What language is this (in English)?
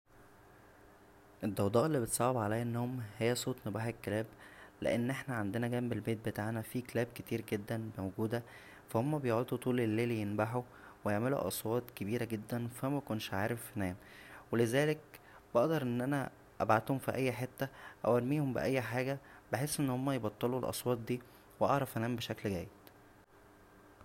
Egyptian Arabic